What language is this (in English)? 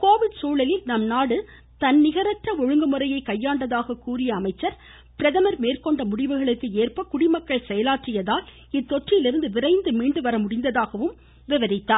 Tamil